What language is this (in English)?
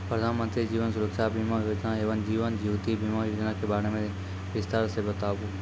Maithili